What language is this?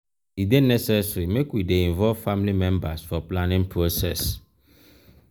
Nigerian Pidgin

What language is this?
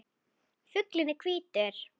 Icelandic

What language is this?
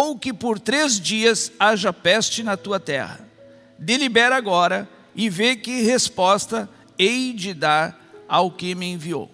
Portuguese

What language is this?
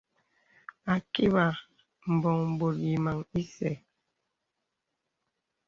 Bebele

